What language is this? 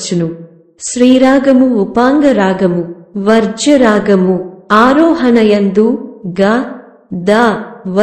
Telugu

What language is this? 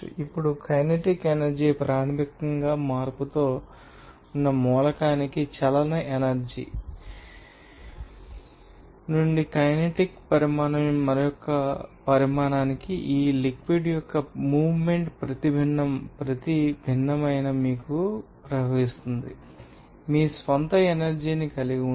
Telugu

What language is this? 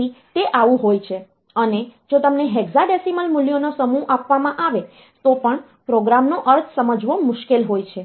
Gujarati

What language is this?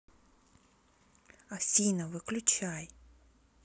Russian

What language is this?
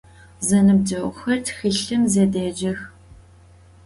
Adyghe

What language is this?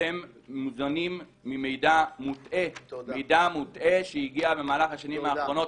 Hebrew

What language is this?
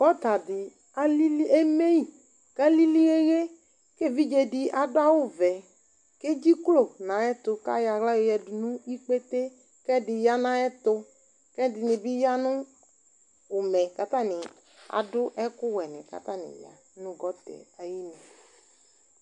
Ikposo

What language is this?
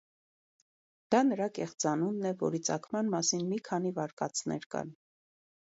Armenian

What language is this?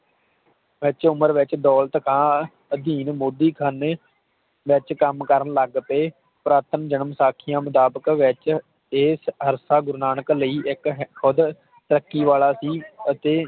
Punjabi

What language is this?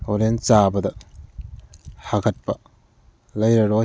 Manipuri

